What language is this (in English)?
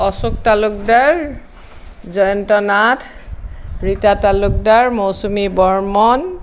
Assamese